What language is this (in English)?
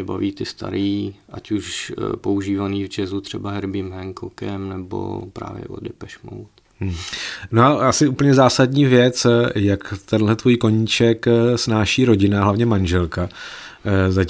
Czech